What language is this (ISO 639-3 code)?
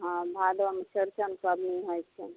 mai